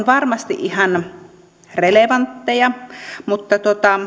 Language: Finnish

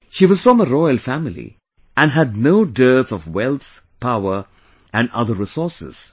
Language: English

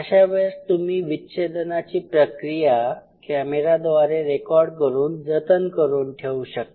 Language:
Marathi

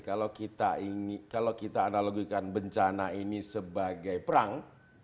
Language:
Indonesian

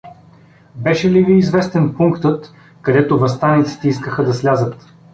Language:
Bulgarian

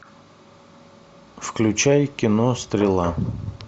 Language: Russian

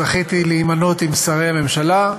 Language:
Hebrew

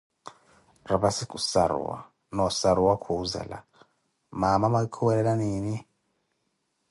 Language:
Koti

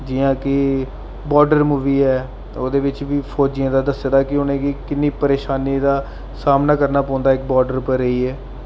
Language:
Dogri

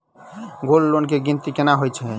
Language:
Maithili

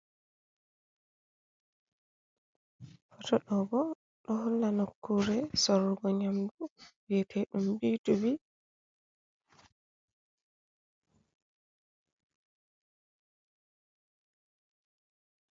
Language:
Fula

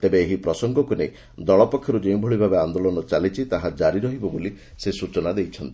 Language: Odia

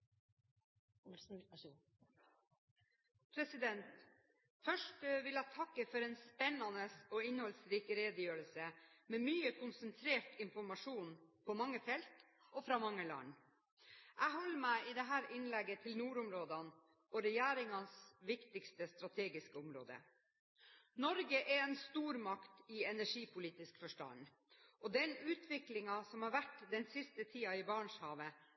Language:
Norwegian Bokmål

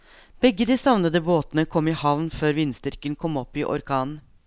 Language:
Norwegian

